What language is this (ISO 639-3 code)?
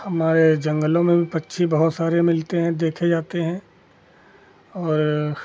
hin